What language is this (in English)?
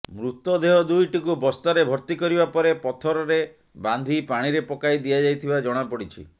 Odia